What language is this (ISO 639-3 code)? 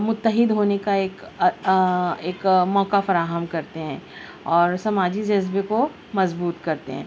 urd